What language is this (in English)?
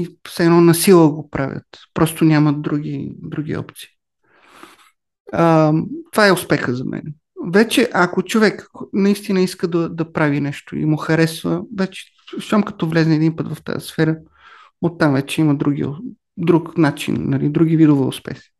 Bulgarian